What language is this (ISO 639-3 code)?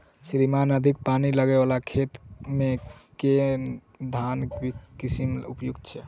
mai